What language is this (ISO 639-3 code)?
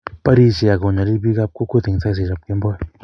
kln